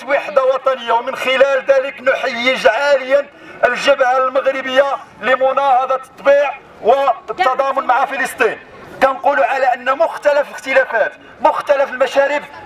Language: Arabic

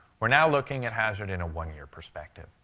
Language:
English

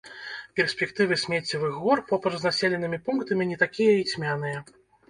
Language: Belarusian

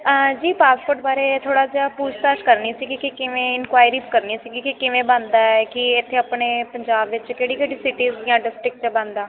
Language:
Punjabi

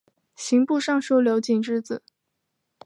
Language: Chinese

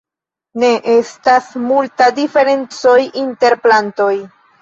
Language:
Esperanto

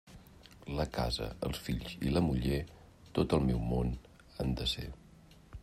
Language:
Catalan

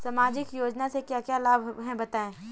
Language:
Hindi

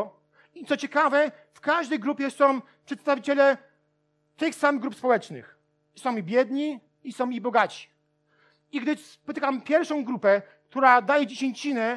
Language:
Polish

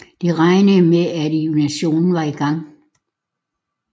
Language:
Danish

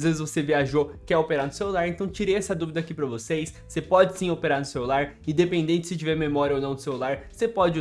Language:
Portuguese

